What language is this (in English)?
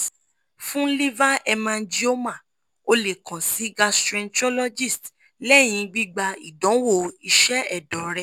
Yoruba